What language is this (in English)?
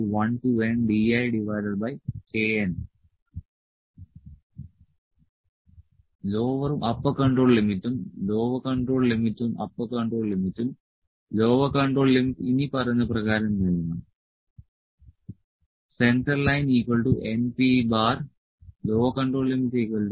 Malayalam